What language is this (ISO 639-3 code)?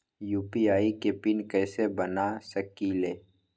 mag